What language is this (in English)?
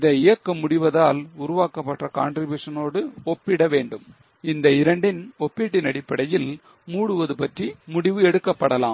Tamil